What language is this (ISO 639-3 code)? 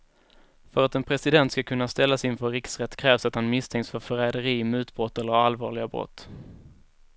swe